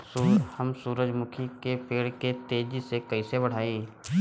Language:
Bhojpuri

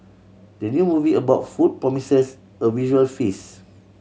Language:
English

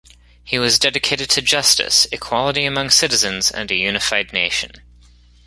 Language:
English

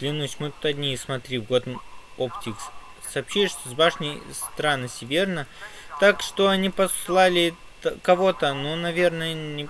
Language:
Russian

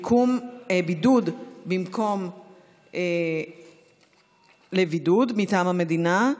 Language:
Hebrew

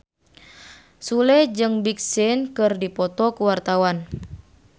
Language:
Sundanese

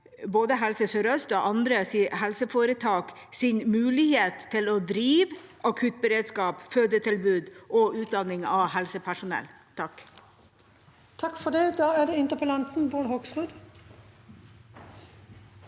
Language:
Norwegian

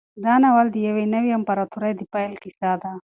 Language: Pashto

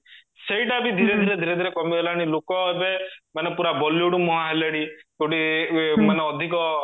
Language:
Odia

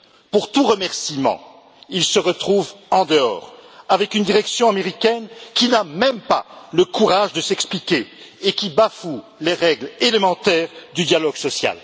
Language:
French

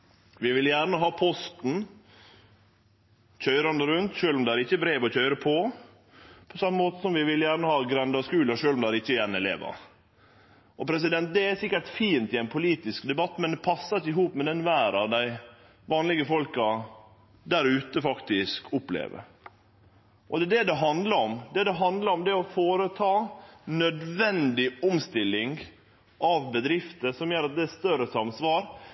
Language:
Norwegian Nynorsk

